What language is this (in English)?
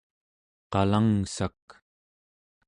Central Yupik